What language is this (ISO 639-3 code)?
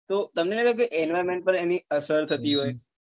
guj